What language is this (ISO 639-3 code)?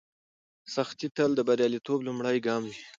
pus